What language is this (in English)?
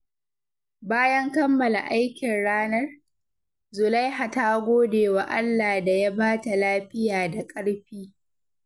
Hausa